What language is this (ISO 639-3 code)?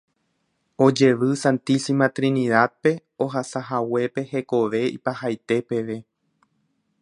grn